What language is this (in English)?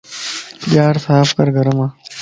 Lasi